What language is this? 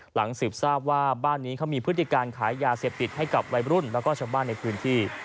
Thai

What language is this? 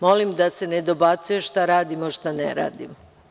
Serbian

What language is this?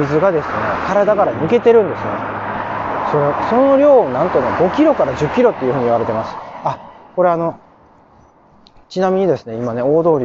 Japanese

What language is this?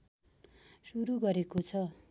Nepali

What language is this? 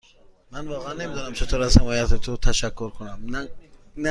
Persian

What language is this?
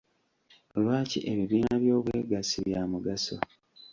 Ganda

